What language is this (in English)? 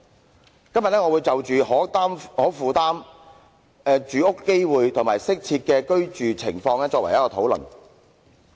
Cantonese